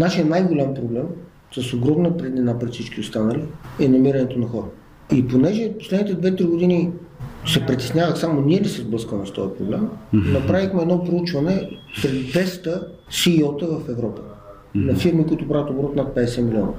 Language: Bulgarian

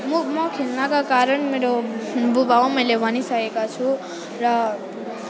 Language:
Nepali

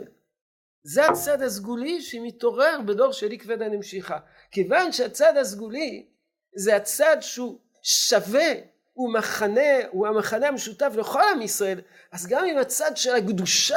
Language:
Hebrew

